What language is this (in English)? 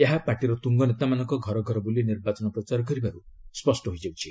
Odia